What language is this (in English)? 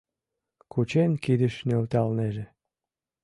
Mari